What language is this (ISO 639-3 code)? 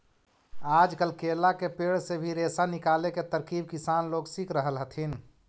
mag